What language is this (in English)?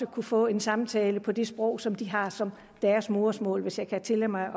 Danish